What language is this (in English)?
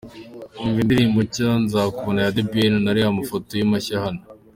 Kinyarwanda